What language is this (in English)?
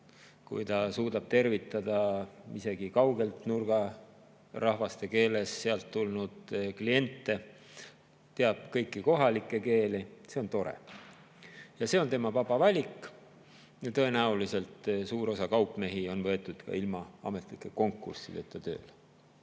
Estonian